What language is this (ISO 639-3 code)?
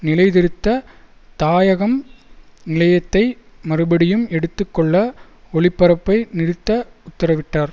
tam